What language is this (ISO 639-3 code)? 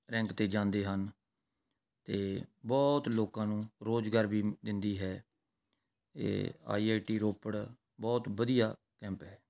pan